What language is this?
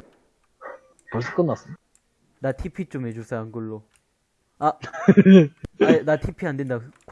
Korean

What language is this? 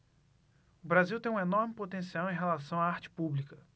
Portuguese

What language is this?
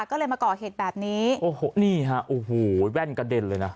Thai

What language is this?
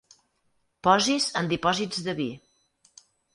Catalan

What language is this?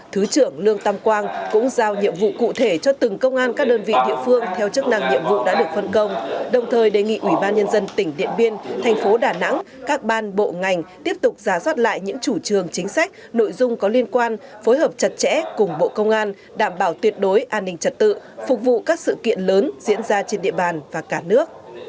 Vietnamese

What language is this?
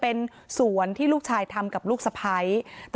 Thai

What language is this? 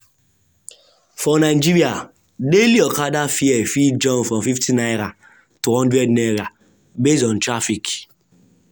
Nigerian Pidgin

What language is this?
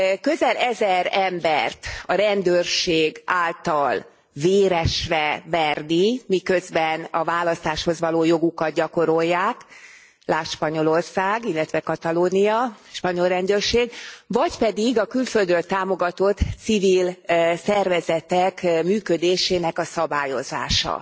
Hungarian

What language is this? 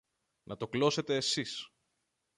Greek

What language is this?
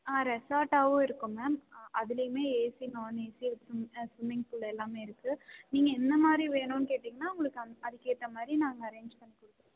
Tamil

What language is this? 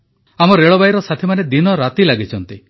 Odia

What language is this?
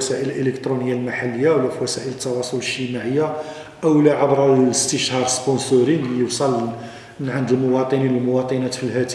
Arabic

